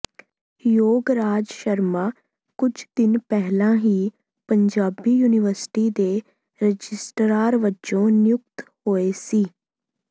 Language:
Punjabi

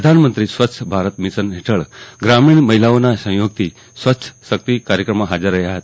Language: Gujarati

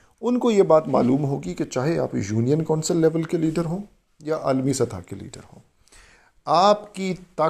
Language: Urdu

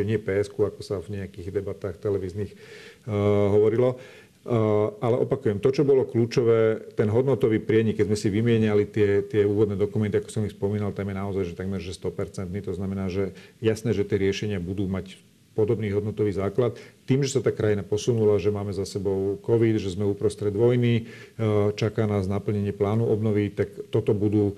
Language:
Slovak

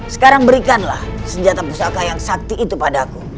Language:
Indonesian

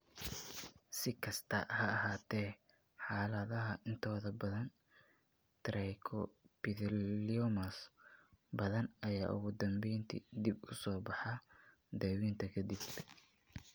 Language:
Somali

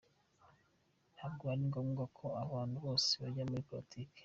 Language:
Kinyarwanda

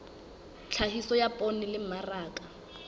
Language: Southern Sotho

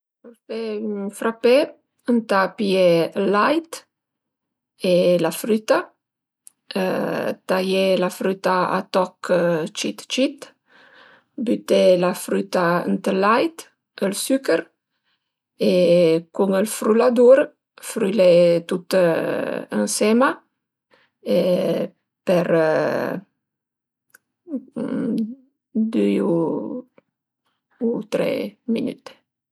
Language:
Piedmontese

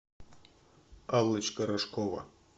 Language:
Russian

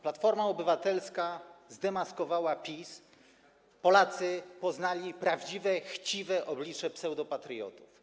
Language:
Polish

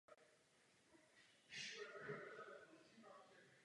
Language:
Czech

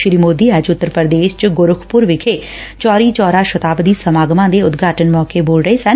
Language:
Punjabi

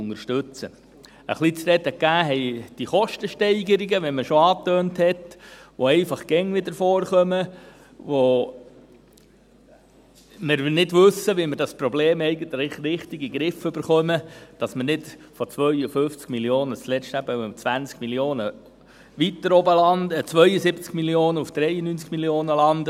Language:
Swiss German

